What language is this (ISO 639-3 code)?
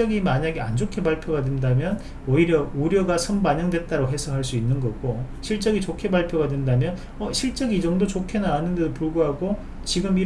kor